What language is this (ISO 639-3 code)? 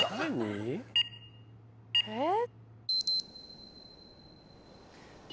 jpn